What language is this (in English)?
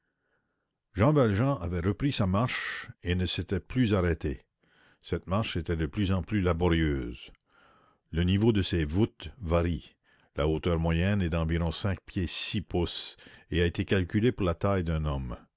French